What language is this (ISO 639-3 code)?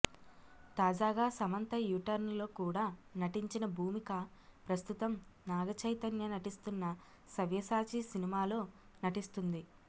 tel